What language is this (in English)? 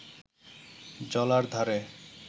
Bangla